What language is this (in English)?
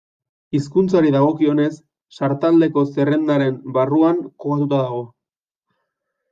Basque